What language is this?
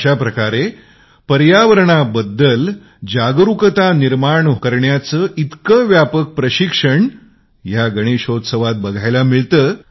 Marathi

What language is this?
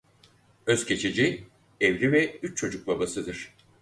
Turkish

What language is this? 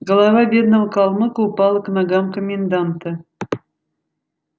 Russian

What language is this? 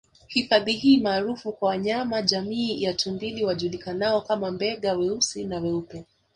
Swahili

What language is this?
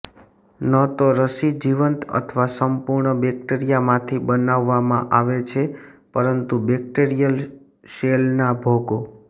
Gujarati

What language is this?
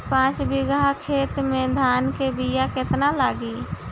Bhojpuri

